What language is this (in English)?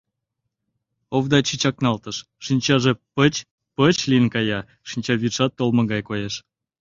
Mari